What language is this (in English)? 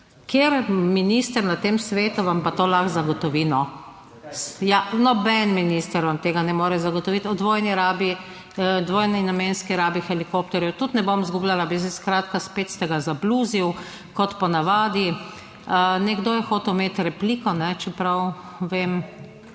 Slovenian